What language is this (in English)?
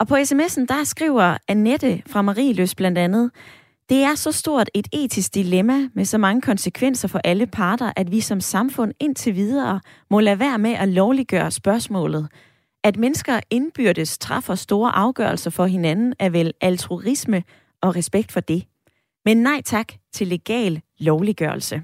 Danish